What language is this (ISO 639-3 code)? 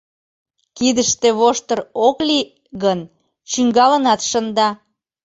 chm